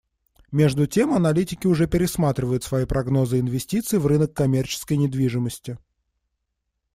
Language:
Russian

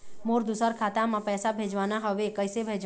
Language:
Chhattisgarhi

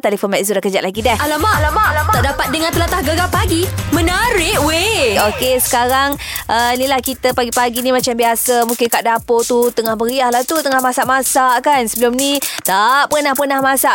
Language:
Malay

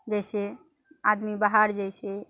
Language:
Maithili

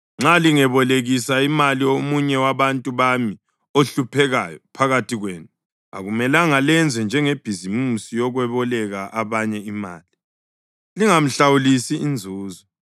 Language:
North Ndebele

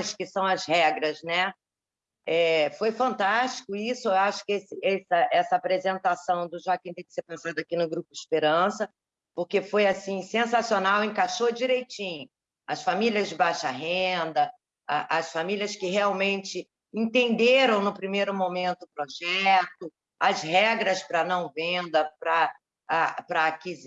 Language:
Portuguese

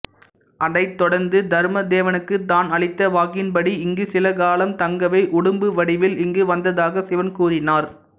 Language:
Tamil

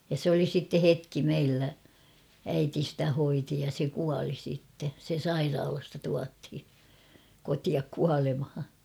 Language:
Finnish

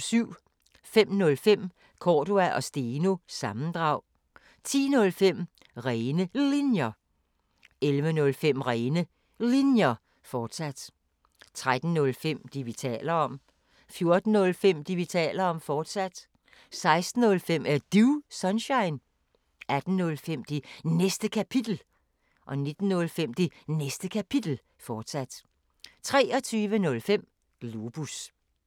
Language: Danish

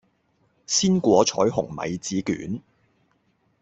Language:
Cantonese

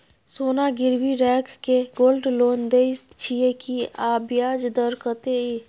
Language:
Maithili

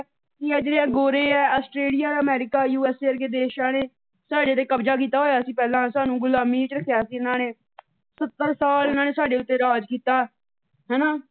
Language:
Punjabi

